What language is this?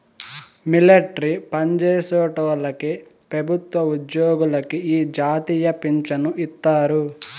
Telugu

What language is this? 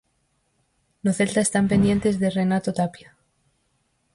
Galician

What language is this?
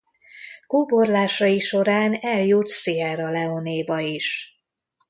Hungarian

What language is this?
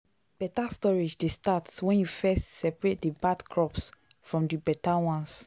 Nigerian Pidgin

